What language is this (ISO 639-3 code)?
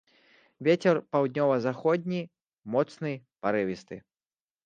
bel